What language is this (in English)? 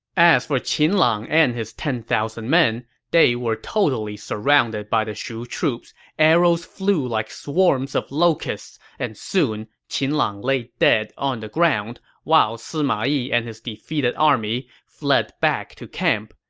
English